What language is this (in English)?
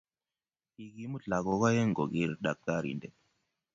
Kalenjin